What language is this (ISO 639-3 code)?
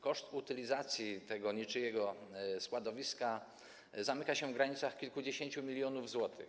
pol